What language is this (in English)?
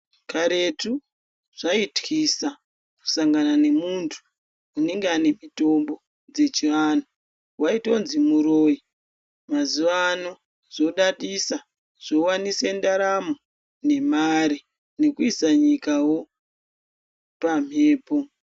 Ndau